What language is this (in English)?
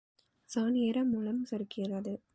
Tamil